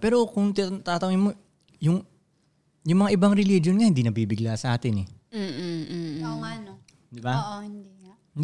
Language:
Filipino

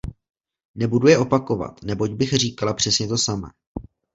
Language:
Czech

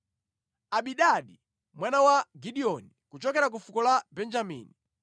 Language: Nyanja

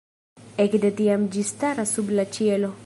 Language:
Esperanto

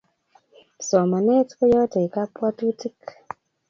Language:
Kalenjin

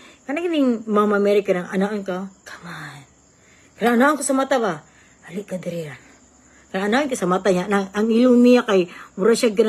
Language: Filipino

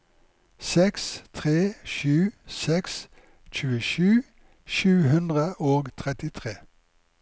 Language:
Norwegian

